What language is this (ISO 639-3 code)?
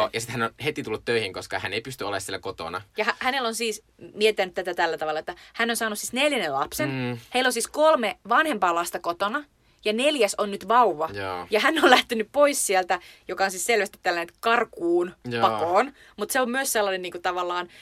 fin